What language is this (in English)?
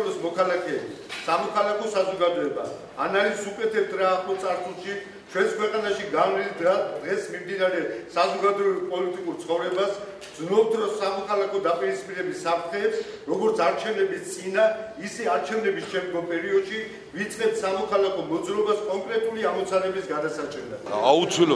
Georgian